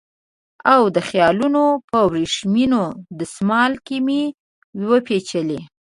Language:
Pashto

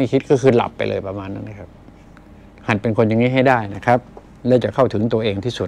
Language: Thai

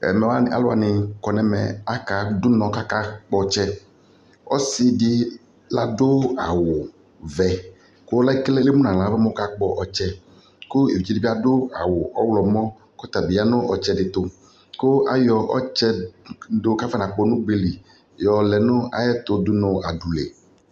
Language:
Ikposo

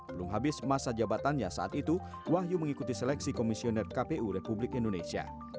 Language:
Indonesian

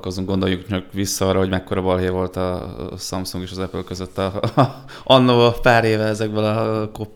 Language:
Hungarian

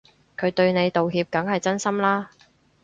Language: Cantonese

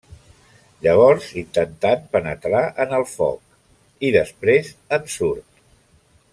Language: Catalan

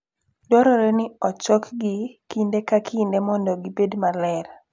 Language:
Luo (Kenya and Tanzania)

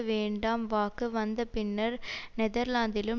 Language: Tamil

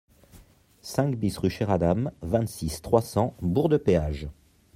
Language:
French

